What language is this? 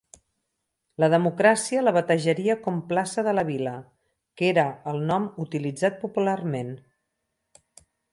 Catalan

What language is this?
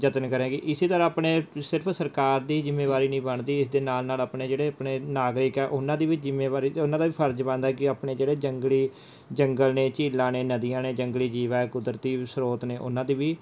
Punjabi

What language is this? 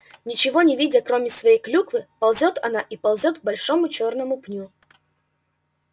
Russian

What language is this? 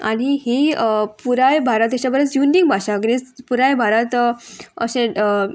Konkani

